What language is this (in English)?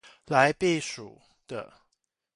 Chinese